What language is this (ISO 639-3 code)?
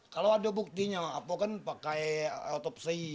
ind